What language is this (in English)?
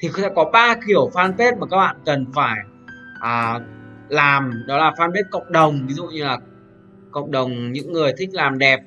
Vietnamese